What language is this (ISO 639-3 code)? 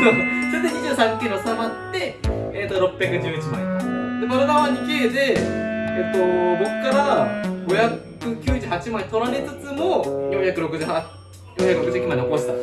jpn